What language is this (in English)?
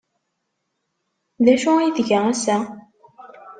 Kabyle